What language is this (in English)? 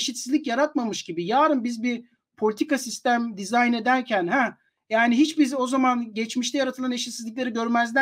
Turkish